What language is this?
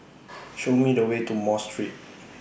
English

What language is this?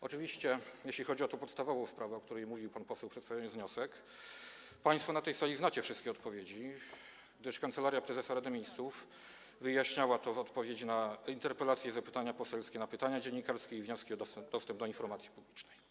Polish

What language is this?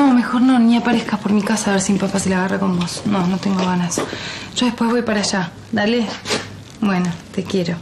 Spanish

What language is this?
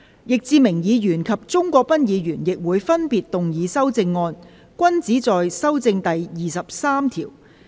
Cantonese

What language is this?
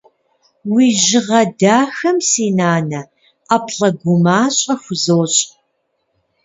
Kabardian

